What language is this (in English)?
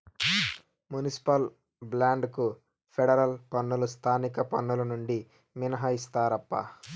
Telugu